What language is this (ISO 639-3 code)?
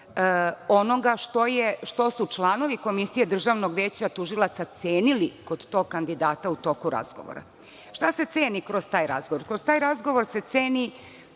srp